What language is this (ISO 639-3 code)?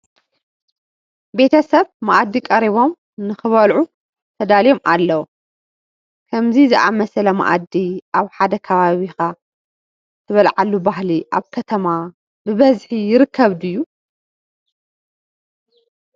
tir